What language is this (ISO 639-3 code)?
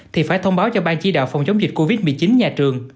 vie